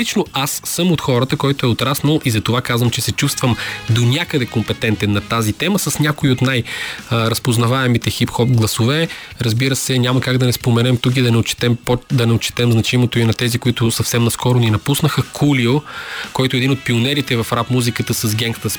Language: Bulgarian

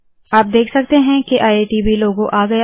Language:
Hindi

